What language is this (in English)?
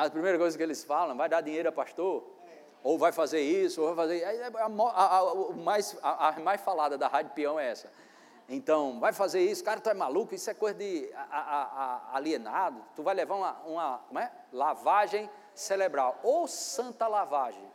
Portuguese